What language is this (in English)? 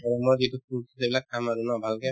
Assamese